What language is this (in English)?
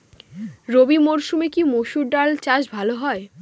Bangla